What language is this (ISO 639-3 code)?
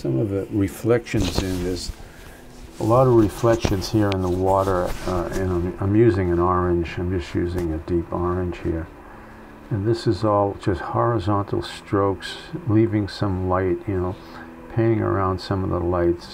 eng